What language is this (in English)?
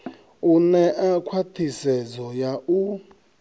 Venda